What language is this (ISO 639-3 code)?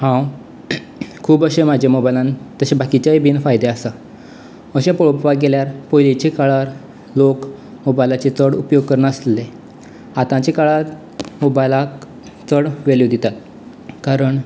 kok